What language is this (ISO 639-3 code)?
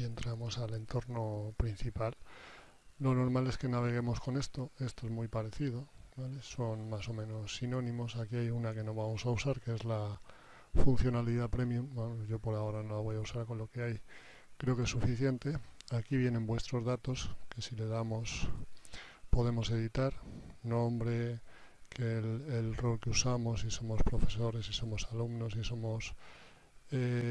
spa